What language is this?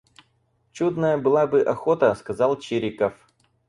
Russian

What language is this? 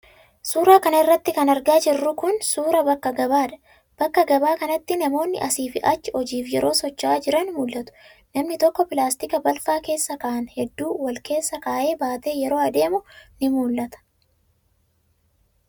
Oromo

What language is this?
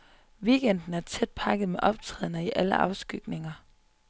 Danish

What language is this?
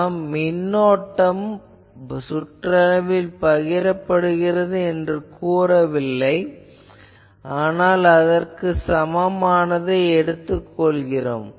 Tamil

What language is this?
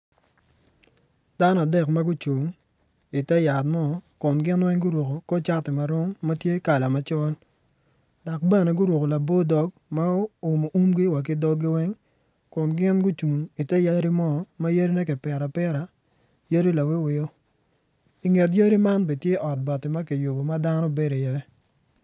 Acoli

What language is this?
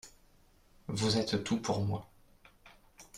French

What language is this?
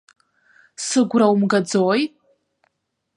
Abkhazian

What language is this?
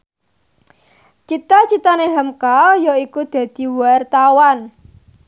Javanese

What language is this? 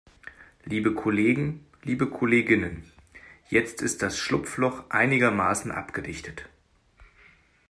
German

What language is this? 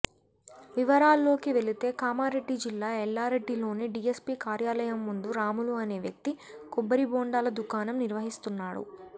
Telugu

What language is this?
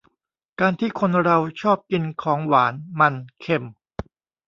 Thai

